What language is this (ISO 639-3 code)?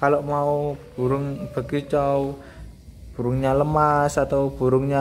ind